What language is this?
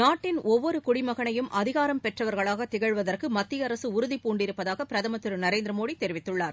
Tamil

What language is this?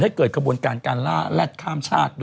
Thai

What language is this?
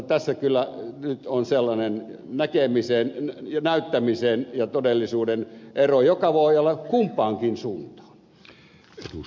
Finnish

